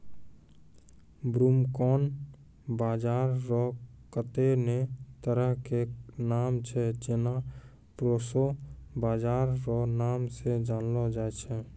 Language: Maithili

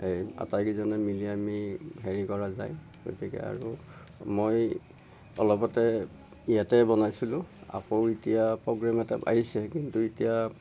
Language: Assamese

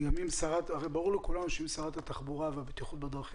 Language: Hebrew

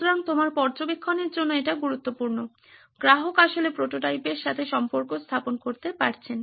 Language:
Bangla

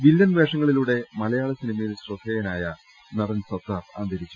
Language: Malayalam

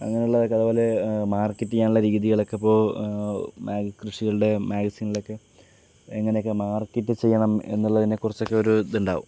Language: Malayalam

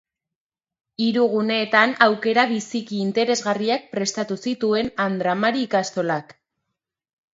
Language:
Basque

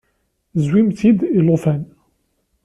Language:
Kabyle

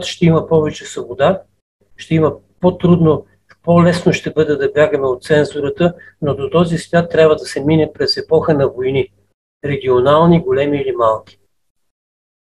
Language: Bulgarian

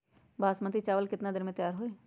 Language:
Magahi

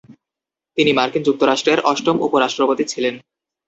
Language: Bangla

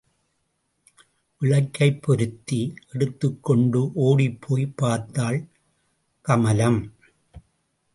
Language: Tamil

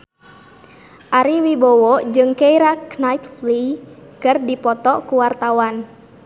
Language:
Sundanese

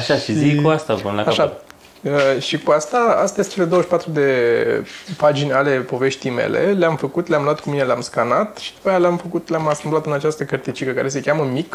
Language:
Romanian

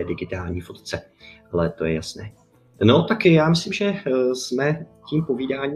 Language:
Czech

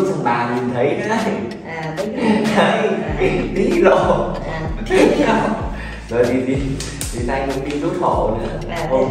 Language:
Vietnamese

